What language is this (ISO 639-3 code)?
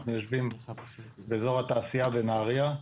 heb